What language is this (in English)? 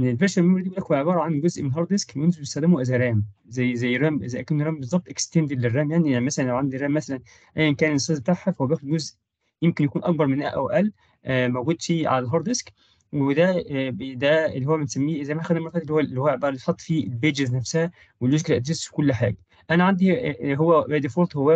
Arabic